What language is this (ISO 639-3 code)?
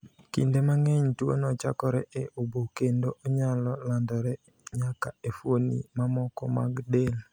luo